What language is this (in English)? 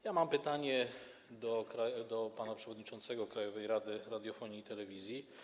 Polish